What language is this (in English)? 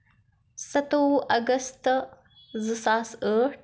Kashmiri